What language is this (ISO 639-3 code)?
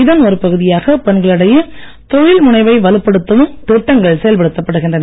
tam